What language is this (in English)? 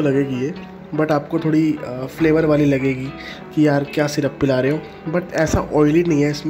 Hindi